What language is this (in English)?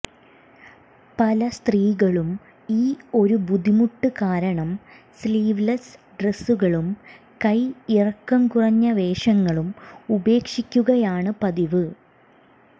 Malayalam